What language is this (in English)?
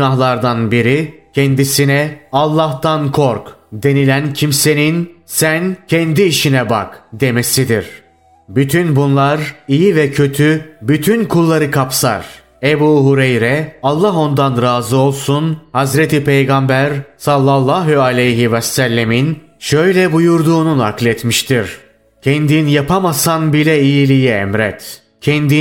Turkish